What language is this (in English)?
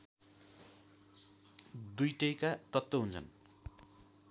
Nepali